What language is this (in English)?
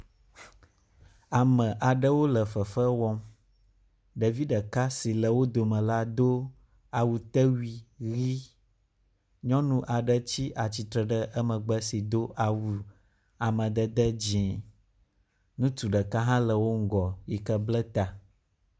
Ewe